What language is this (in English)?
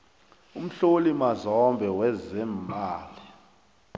South Ndebele